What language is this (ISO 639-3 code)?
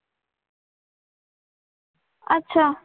mar